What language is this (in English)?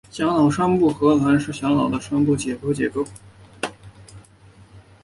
Chinese